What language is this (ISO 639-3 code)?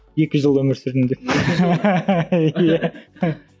kaz